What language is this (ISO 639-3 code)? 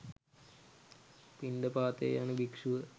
sin